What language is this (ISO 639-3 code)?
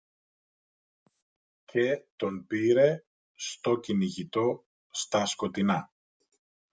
ell